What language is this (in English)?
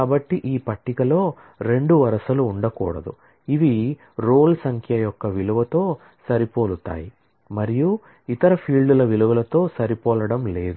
Telugu